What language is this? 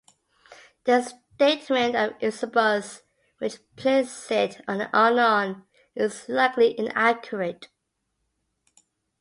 English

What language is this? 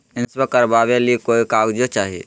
Magahi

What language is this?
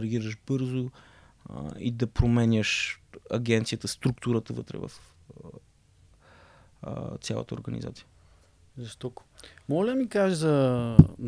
Bulgarian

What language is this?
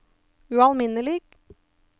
Norwegian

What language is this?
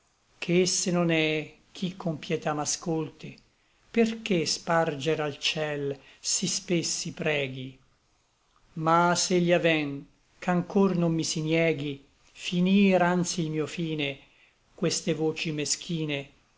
Italian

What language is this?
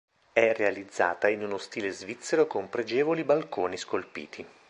Italian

